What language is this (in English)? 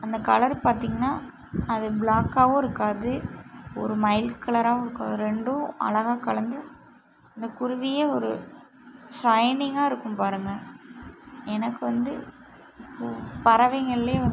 Tamil